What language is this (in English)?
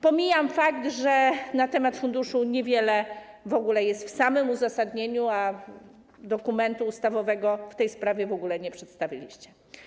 Polish